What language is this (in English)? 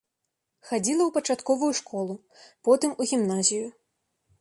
Belarusian